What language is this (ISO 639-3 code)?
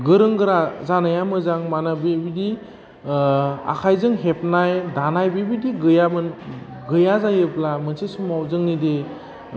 brx